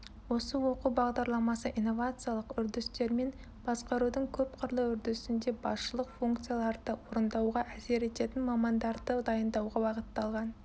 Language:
Kazakh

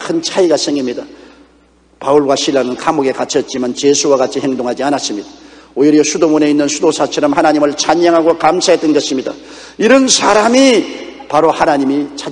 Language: Korean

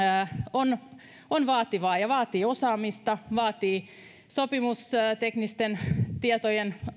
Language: Finnish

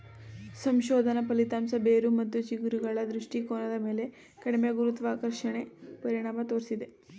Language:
Kannada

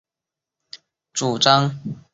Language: Chinese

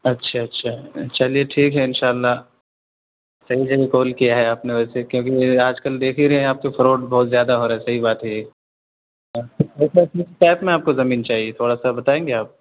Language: Urdu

